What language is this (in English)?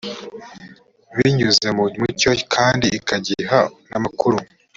Kinyarwanda